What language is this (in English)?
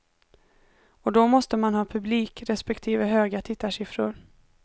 Swedish